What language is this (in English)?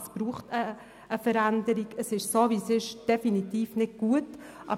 Swiss German